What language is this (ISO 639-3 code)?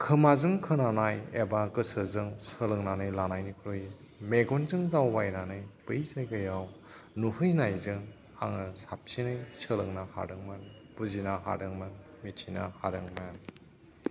brx